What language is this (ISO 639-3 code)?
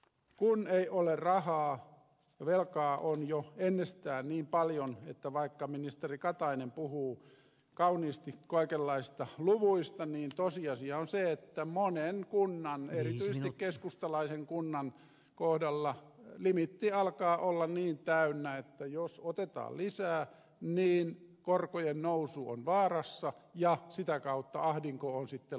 fin